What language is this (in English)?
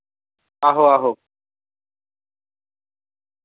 Dogri